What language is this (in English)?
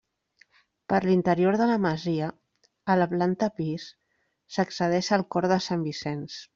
Catalan